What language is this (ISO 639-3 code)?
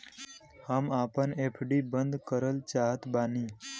bho